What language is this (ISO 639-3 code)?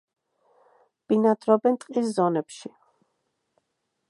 kat